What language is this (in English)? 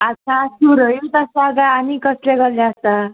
Konkani